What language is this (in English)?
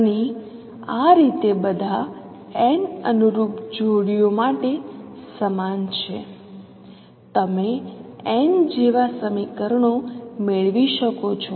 Gujarati